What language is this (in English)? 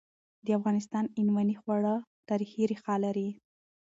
Pashto